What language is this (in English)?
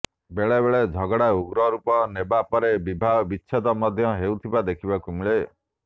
Odia